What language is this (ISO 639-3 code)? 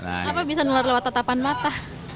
ind